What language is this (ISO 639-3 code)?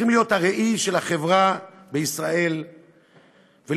heb